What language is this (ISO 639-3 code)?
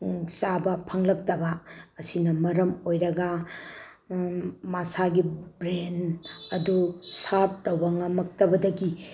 mni